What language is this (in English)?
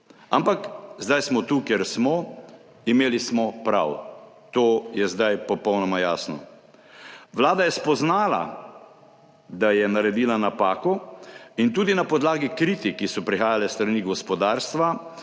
Slovenian